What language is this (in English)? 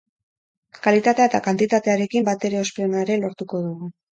Basque